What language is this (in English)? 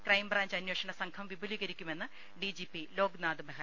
Malayalam